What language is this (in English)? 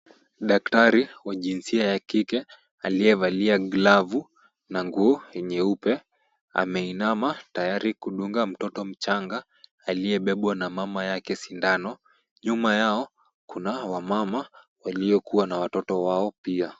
Swahili